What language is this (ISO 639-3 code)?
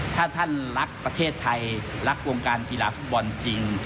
tha